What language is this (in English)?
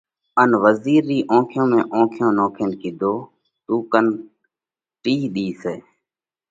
Parkari Koli